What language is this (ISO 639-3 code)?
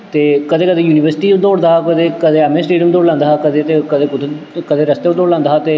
doi